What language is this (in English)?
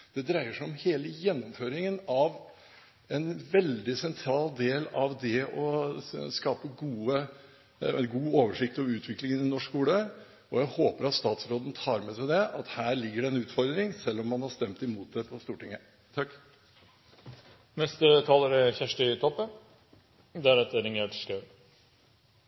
Norwegian